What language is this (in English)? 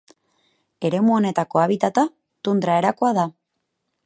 Basque